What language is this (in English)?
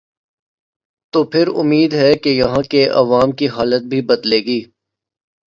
Urdu